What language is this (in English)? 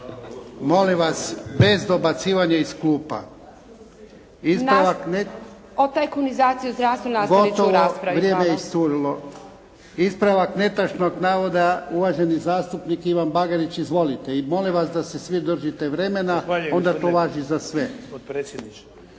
Croatian